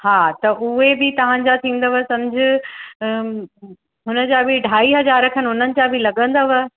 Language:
Sindhi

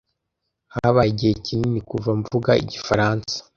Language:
Kinyarwanda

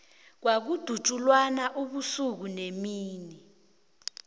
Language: South Ndebele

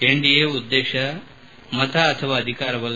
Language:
Kannada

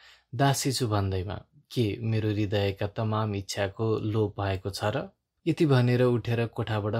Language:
Romanian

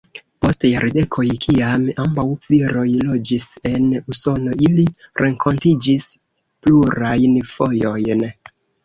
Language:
Esperanto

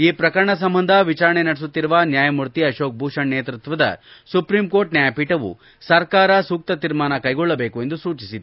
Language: Kannada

